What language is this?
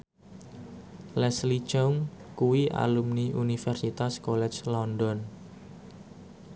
Javanese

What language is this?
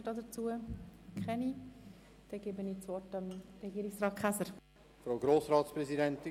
Swiss German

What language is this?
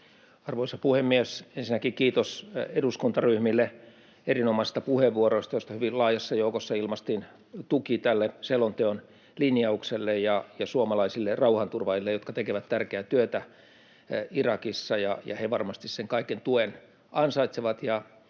Finnish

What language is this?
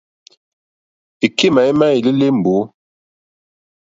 Mokpwe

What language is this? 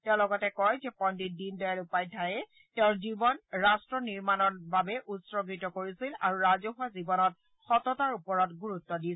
Assamese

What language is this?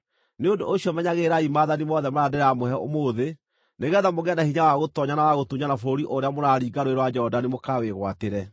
Kikuyu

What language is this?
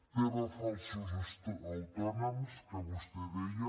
Catalan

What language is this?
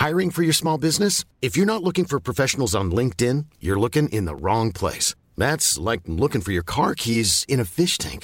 Filipino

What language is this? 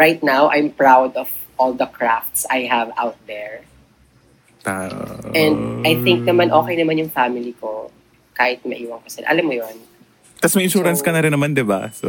Filipino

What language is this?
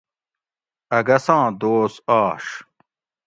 Gawri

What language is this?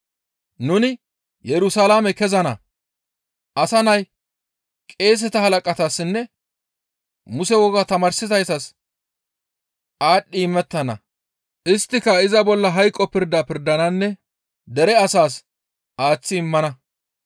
Gamo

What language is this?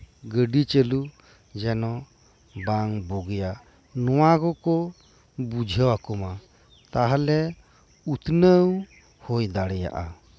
Santali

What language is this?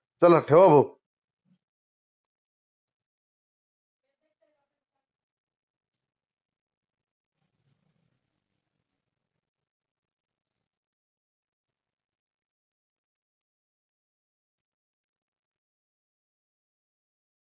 Marathi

